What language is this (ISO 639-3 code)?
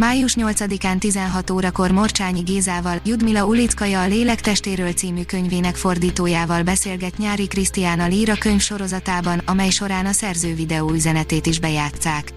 hun